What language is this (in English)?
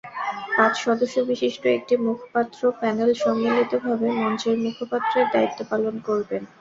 Bangla